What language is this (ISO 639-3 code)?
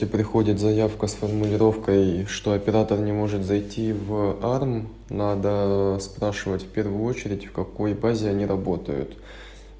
rus